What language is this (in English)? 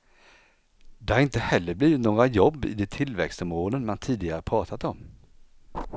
Swedish